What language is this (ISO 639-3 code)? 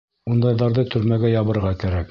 bak